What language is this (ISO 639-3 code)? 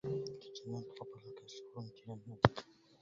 ara